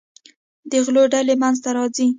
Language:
Pashto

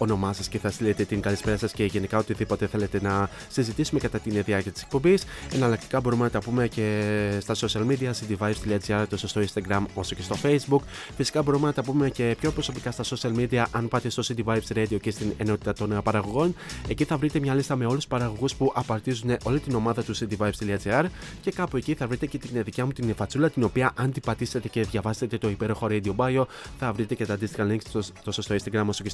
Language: Greek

